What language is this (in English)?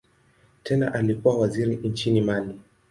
Swahili